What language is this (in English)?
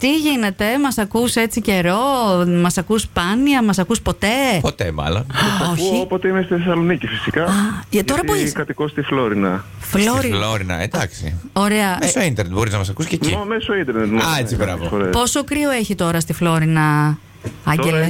Greek